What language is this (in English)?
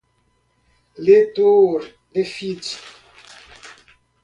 Portuguese